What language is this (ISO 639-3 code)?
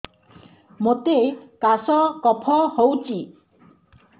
ori